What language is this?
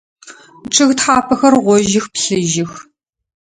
Adyghe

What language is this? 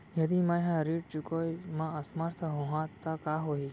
Chhattisgarhi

